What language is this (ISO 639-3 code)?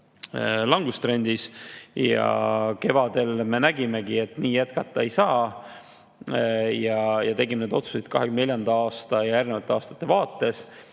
est